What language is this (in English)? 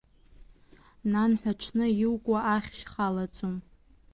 Abkhazian